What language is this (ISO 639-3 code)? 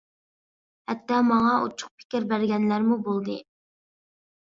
uig